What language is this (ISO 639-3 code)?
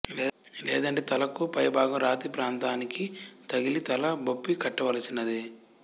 tel